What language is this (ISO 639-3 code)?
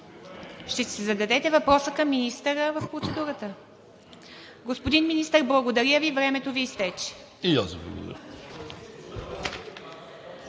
bul